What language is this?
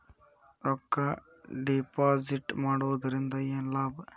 Kannada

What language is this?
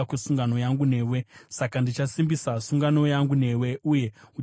Shona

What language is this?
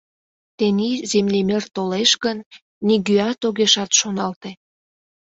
Mari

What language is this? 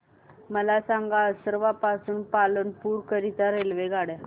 Marathi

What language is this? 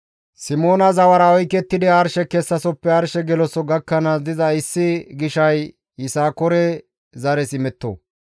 Gamo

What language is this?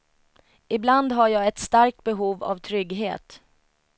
Swedish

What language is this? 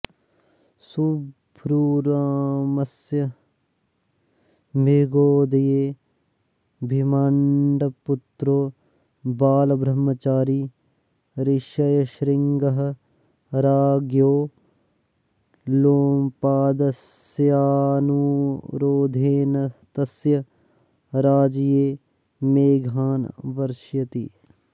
Sanskrit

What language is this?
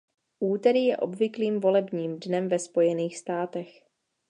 Czech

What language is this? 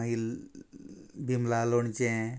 Konkani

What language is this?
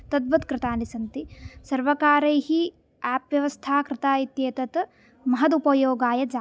Sanskrit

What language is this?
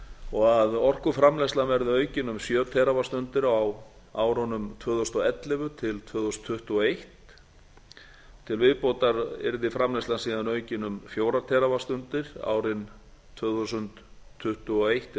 Icelandic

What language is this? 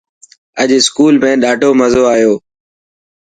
Dhatki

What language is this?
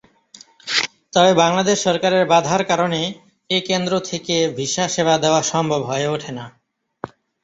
Bangla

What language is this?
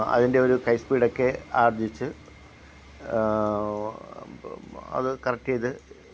Malayalam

